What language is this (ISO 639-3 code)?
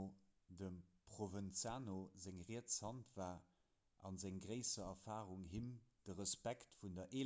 ltz